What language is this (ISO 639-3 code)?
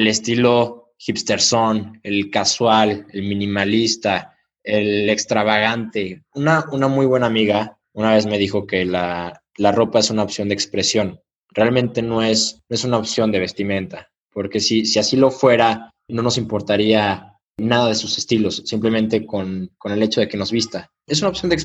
spa